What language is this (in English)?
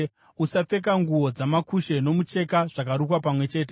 Shona